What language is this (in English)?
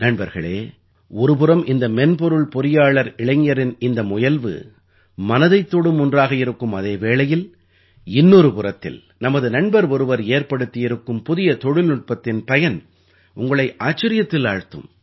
Tamil